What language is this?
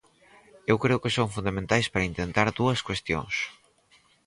Galician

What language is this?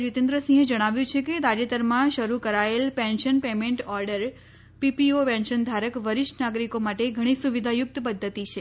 Gujarati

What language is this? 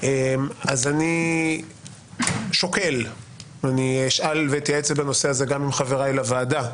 Hebrew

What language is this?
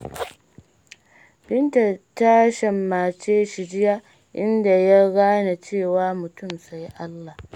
Hausa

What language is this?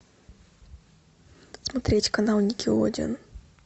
Russian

